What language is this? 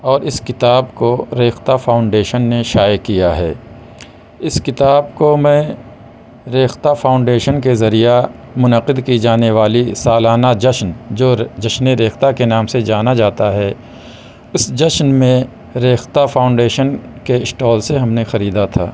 Urdu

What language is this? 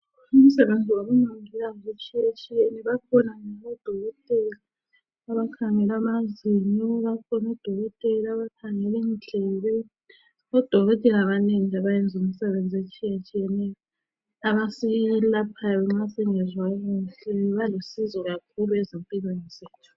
North Ndebele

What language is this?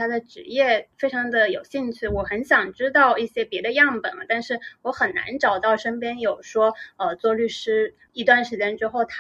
Chinese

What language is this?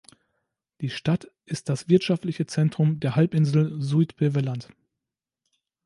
German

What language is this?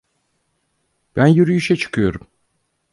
Turkish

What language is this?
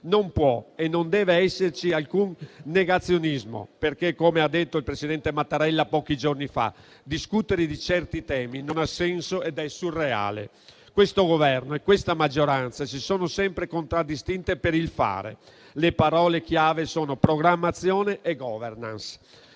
Italian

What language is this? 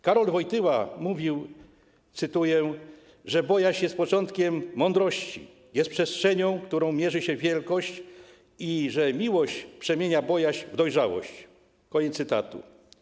Polish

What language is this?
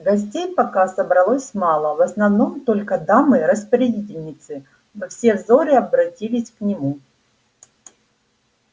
Russian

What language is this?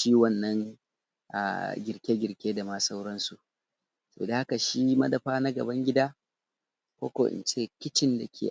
Hausa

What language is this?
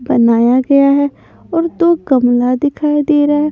Hindi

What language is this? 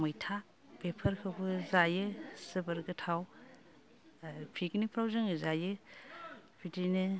Bodo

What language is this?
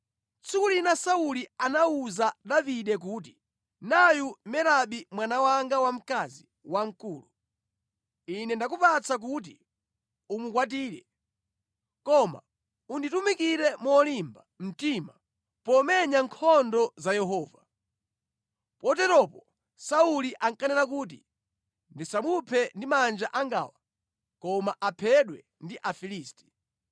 Nyanja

